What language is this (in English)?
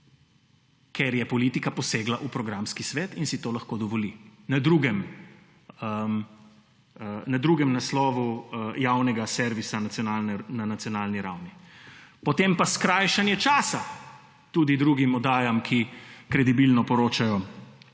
Slovenian